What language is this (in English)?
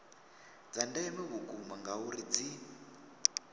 Venda